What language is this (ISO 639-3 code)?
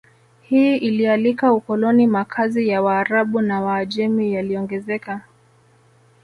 swa